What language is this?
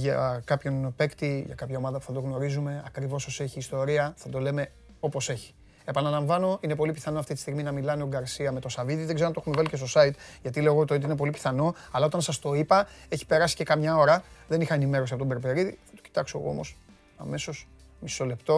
Greek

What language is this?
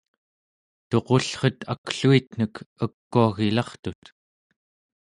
Central Yupik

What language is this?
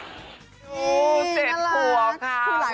Thai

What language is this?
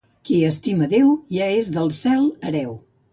Catalan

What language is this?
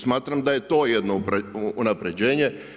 Croatian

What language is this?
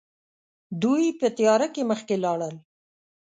Pashto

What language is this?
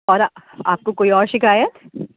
Urdu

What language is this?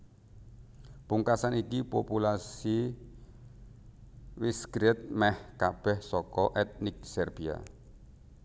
Javanese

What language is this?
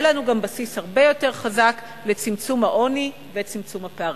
Hebrew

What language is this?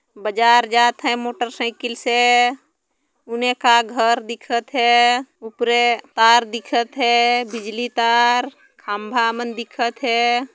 Sadri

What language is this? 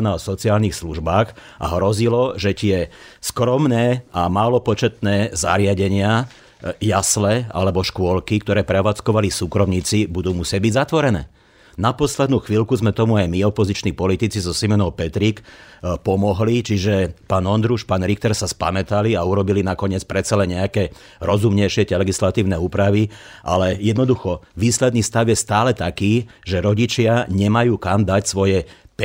Slovak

